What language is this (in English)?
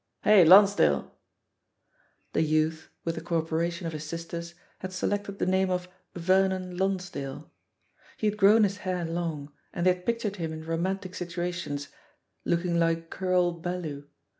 English